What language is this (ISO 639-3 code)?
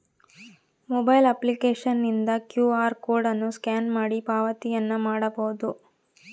kan